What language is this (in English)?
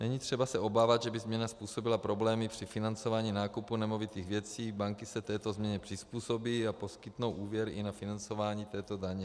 Czech